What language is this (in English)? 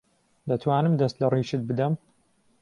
Central Kurdish